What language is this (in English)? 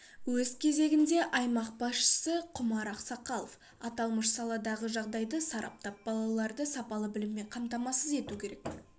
Kazakh